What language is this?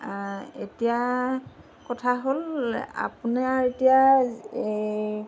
Assamese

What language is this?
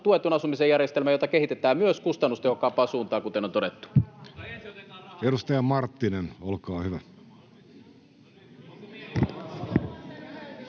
Finnish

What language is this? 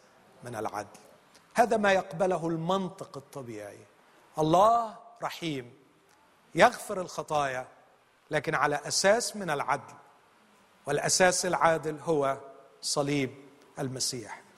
Arabic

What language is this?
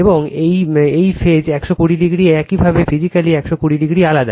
Bangla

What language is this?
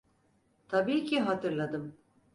Turkish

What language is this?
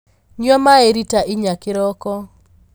Kikuyu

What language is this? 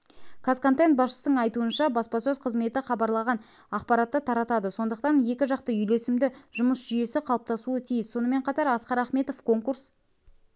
Kazakh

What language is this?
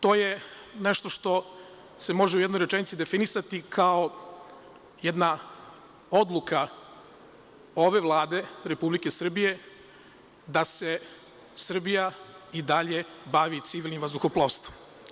Serbian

